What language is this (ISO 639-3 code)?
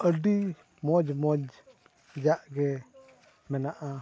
sat